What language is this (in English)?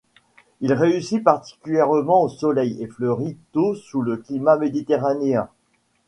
French